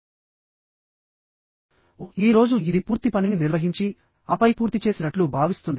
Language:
Telugu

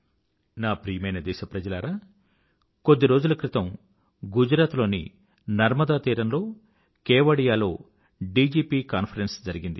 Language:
Telugu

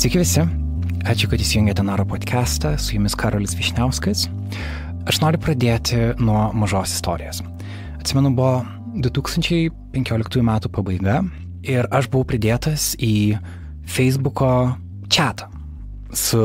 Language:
Lithuanian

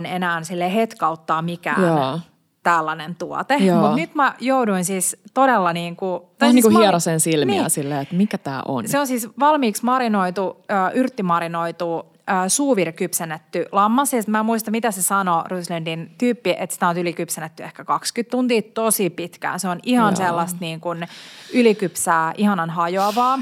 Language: Finnish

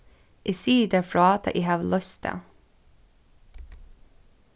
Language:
Faroese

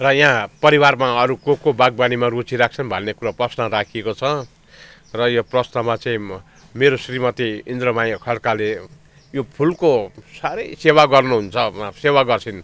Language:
Nepali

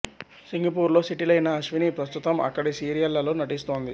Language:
Telugu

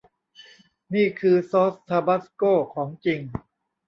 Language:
Thai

